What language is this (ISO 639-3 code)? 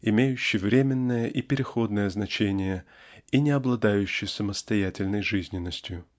rus